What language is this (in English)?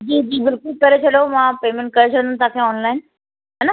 Sindhi